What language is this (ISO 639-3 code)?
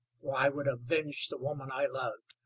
eng